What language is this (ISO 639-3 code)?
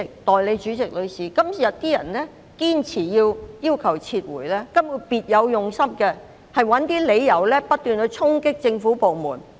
yue